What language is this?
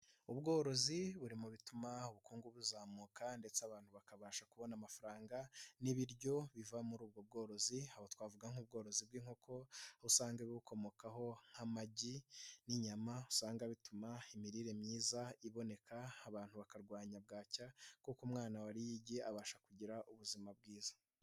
Kinyarwanda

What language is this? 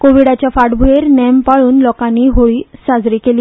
Konkani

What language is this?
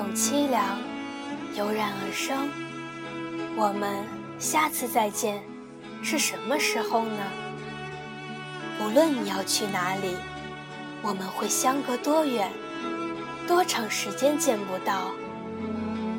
Chinese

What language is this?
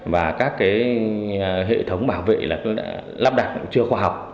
Vietnamese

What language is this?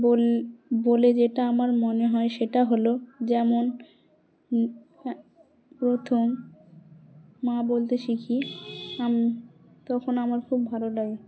Bangla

